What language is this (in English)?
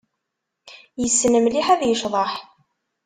Kabyle